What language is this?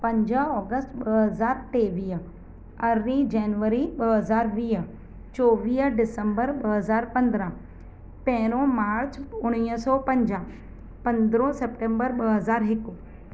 Sindhi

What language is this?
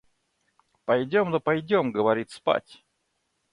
Russian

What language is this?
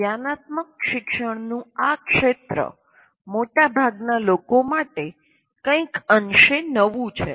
Gujarati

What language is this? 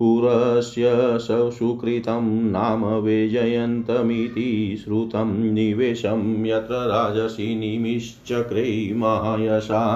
Hindi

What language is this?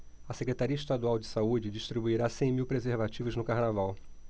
Portuguese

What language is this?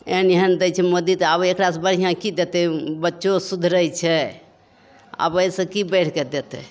Maithili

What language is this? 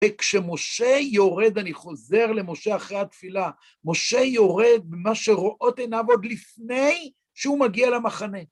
Hebrew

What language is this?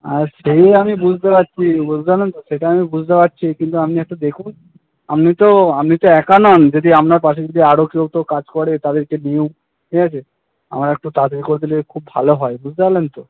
Bangla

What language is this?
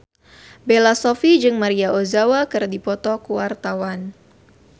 Sundanese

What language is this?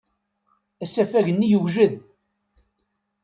Kabyle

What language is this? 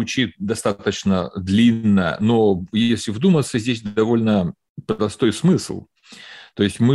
Russian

